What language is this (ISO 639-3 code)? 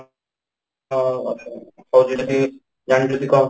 ori